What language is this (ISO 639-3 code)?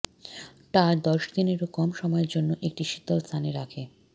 ben